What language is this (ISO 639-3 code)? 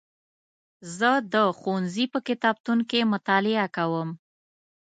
pus